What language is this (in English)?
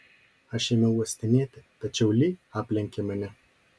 Lithuanian